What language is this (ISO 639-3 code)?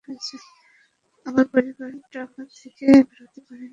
ben